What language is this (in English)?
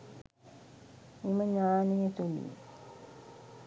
Sinhala